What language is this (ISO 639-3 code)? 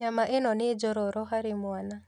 kik